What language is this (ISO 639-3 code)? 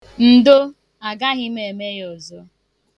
ibo